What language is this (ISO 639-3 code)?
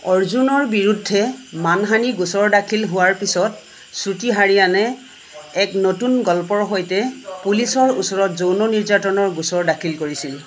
asm